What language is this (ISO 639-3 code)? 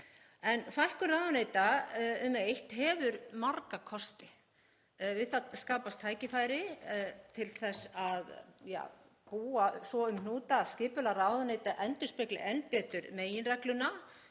isl